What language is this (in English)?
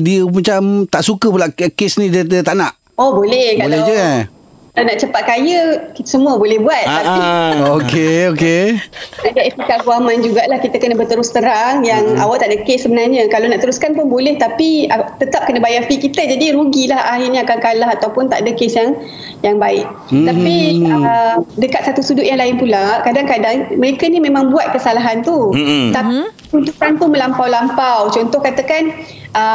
Malay